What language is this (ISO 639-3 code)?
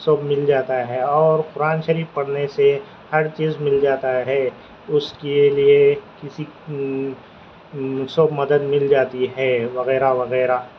urd